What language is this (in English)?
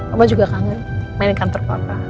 Indonesian